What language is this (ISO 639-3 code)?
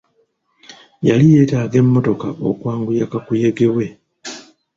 lug